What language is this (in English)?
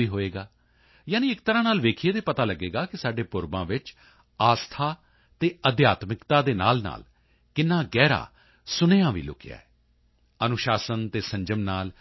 Punjabi